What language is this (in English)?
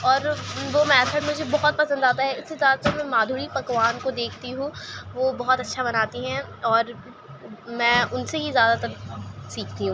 Urdu